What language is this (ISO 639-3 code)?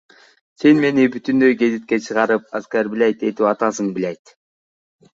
kir